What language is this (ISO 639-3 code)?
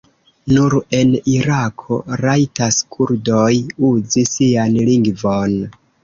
epo